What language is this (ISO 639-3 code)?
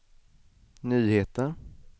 swe